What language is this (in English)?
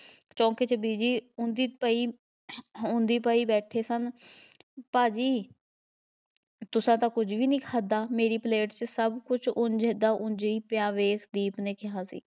Punjabi